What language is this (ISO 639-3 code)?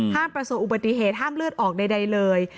tha